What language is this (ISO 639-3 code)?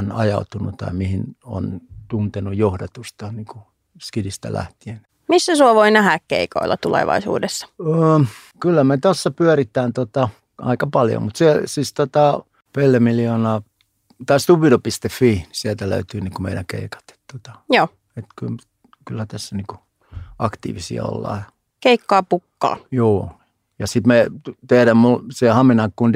fin